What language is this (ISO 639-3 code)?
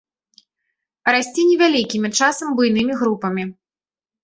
bel